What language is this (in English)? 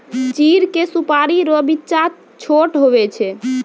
Maithili